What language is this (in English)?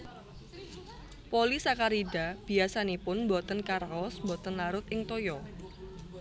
Javanese